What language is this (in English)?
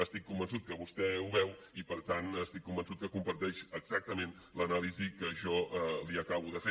Catalan